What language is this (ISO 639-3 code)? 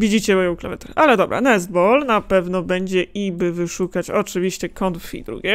pol